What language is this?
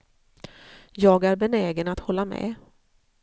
Swedish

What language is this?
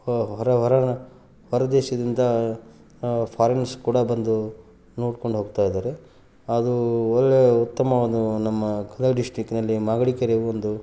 Kannada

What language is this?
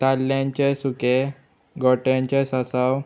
Konkani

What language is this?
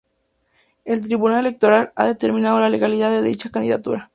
Spanish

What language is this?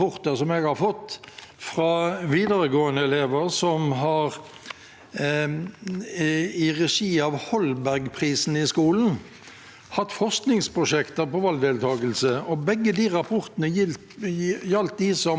Norwegian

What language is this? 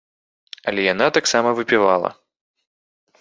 Belarusian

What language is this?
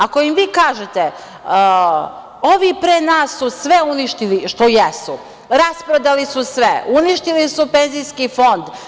Serbian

